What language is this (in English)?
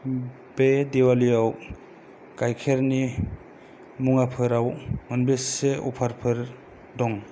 Bodo